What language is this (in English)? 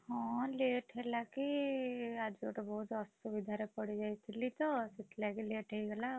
Odia